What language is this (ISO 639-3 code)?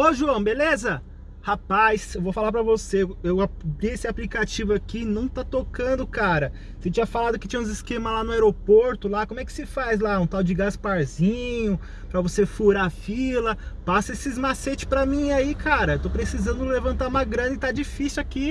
por